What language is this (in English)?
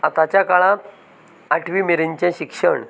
Konkani